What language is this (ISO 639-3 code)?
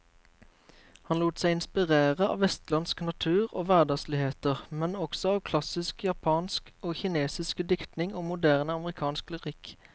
nor